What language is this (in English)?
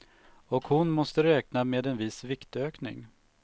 Swedish